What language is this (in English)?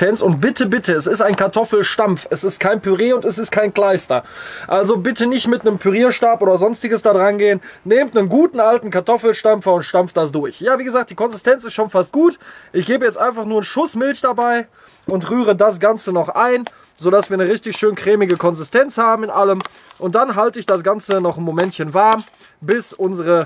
German